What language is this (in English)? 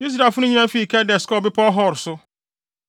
Akan